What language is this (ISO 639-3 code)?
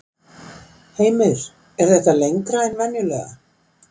isl